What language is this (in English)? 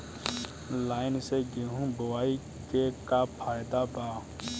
Bhojpuri